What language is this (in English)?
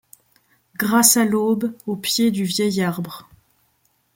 French